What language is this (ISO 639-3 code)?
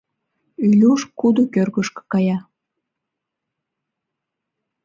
chm